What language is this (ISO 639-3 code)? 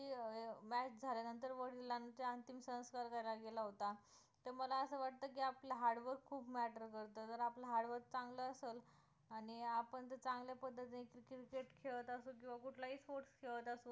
mar